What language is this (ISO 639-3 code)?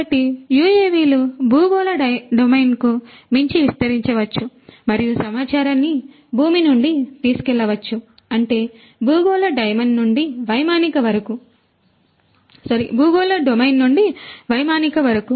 tel